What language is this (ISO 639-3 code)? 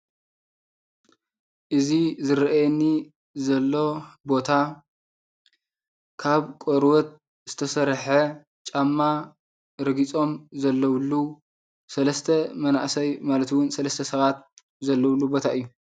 tir